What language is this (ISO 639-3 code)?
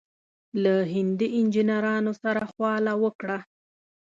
pus